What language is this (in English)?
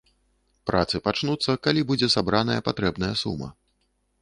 Belarusian